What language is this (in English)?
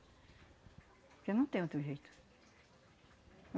Portuguese